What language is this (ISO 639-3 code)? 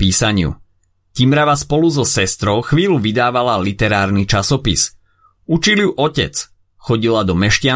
slk